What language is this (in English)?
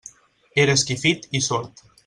Catalan